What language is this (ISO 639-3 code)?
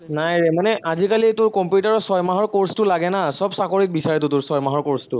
asm